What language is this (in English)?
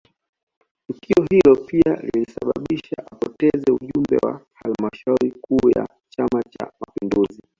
Swahili